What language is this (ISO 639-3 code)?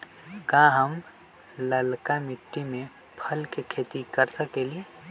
mag